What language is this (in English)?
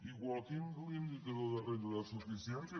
Catalan